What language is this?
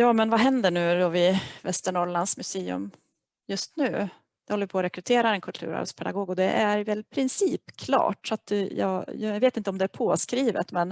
Swedish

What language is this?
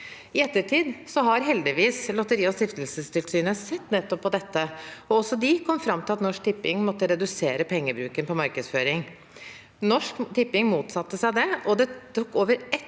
Norwegian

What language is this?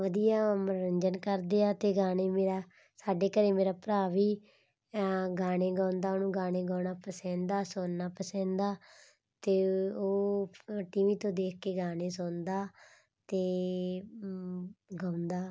Punjabi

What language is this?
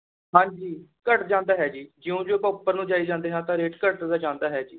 Punjabi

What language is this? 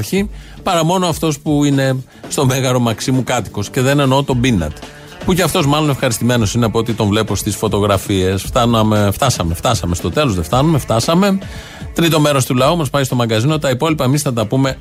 Greek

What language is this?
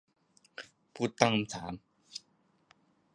Thai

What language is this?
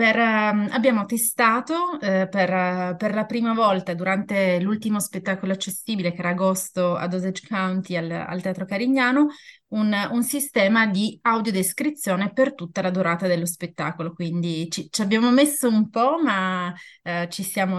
Italian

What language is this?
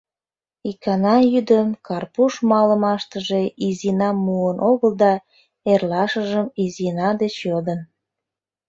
Mari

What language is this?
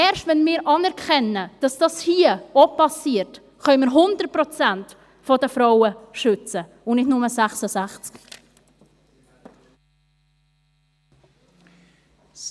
Swiss German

